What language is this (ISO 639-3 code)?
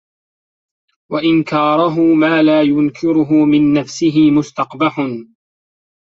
ara